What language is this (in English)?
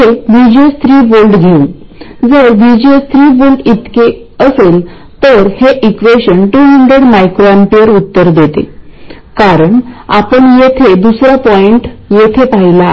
Marathi